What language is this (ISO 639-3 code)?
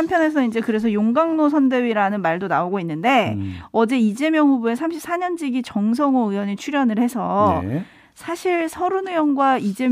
kor